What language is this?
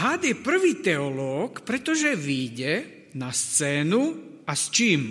Slovak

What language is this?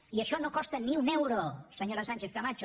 Catalan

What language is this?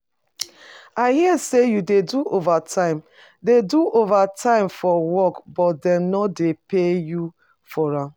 Nigerian Pidgin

